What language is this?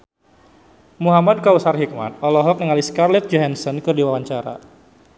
Sundanese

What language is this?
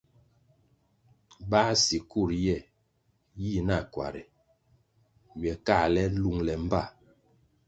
Kwasio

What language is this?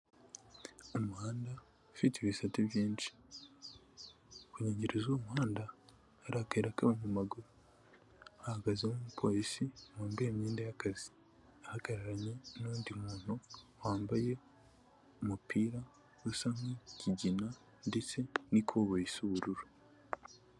Kinyarwanda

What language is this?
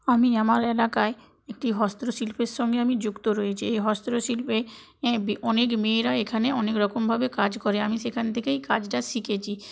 Bangla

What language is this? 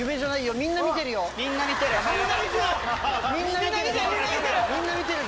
Japanese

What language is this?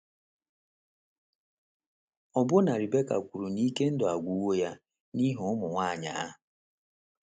Igbo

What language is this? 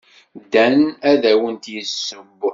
Kabyle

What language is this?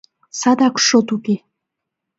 Mari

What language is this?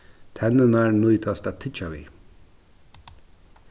Faroese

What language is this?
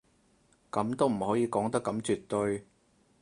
Cantonese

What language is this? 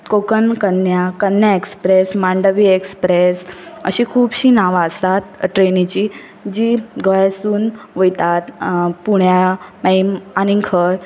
Konkani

